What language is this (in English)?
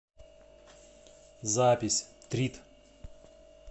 Russian